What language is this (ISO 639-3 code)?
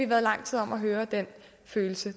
dan